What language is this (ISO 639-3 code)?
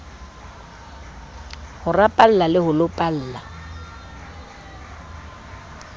sot